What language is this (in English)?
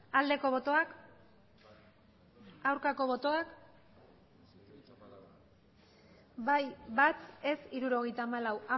Basque